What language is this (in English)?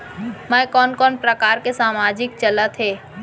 Chhattisgarhi